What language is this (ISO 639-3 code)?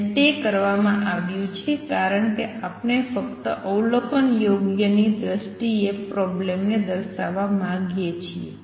guj